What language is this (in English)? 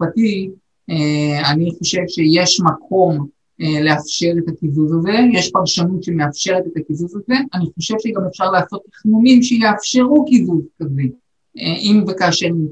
Hebrew